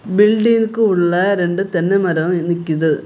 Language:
Tamil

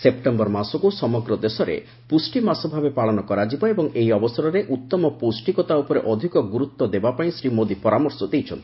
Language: Odia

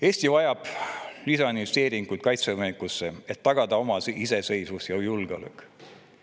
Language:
Estonian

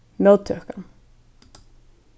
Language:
Faroese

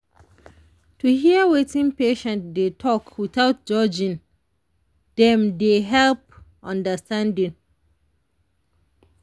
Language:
Nigerian Pidgin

